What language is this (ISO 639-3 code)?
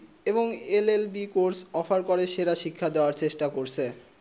ben